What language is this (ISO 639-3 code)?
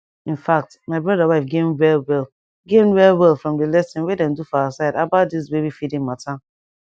pcm